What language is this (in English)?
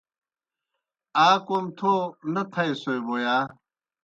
Kohistani Shina